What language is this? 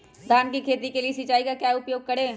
Magahi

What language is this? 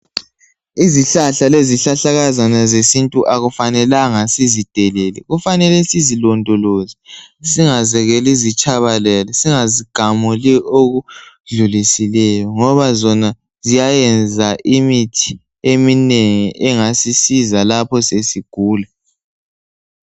North Ndebele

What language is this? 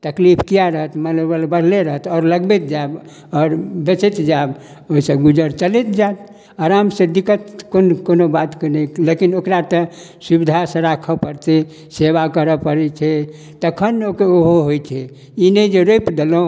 Maithili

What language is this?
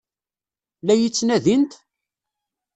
Kabyle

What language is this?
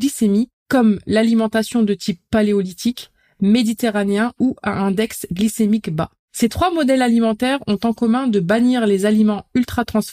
French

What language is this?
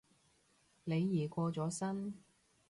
Cantonese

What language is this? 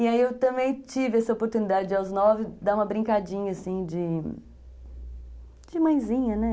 Portuguese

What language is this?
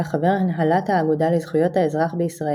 Hebrew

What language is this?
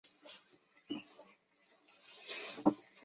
Chinese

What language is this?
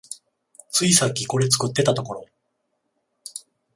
Japanese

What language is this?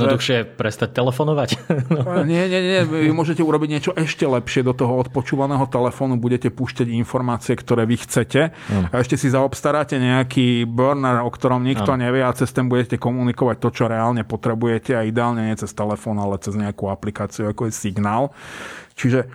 Slovak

